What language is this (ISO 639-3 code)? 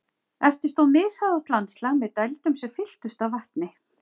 isl